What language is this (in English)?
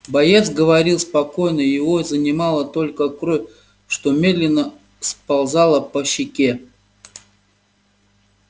Russian